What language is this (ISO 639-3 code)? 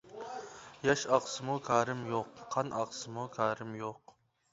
uig